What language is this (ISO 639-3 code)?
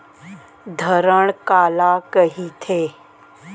hne